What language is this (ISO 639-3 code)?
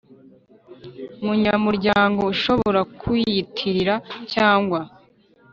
kin